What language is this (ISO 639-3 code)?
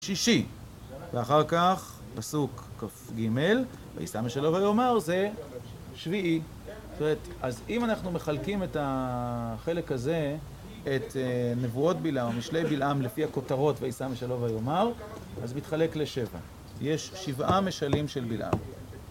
heb